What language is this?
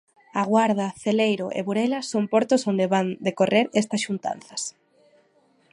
Galician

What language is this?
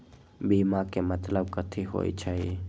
Magahi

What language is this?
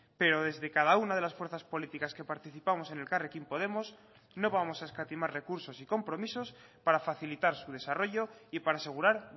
Spanish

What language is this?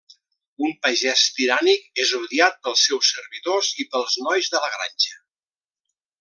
Catalan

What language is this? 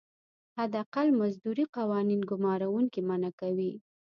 Pashto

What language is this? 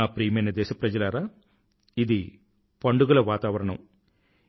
Telugu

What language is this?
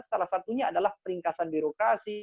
Indonesian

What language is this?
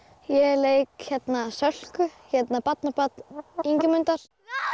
Icelandic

